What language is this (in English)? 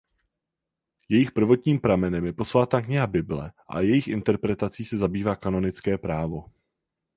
Czech